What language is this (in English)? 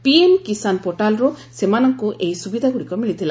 Odia